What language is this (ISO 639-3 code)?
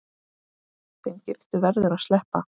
isl